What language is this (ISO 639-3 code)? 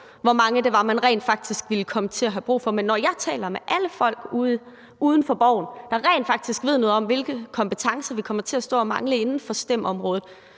dan